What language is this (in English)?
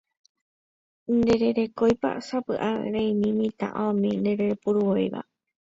Guarani